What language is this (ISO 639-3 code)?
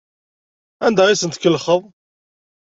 kab